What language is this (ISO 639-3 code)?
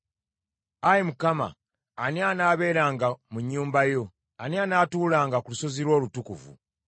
lug